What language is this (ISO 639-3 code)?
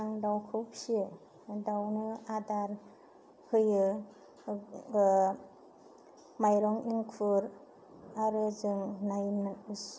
brx